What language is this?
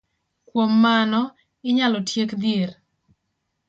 Luo (Kenya and Tanzania)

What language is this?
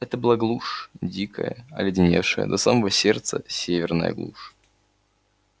Russian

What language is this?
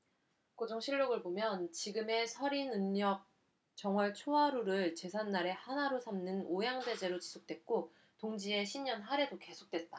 Korean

